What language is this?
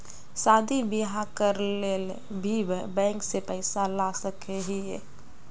Magahi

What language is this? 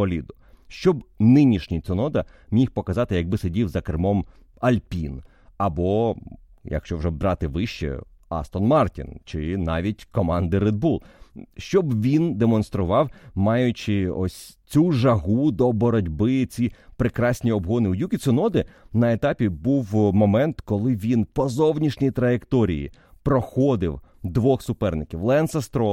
Ukrainian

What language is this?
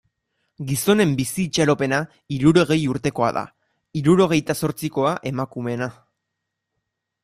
Basque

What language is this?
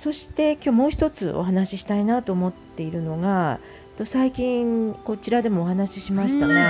Japanese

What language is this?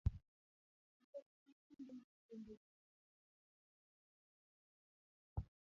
Luo (Kenya and Tanzania)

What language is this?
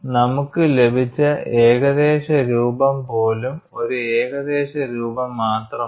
Malayalam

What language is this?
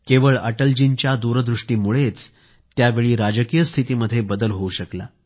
Marathi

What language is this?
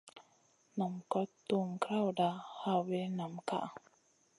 Masana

